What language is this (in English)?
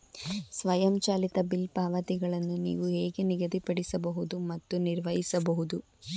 Kannada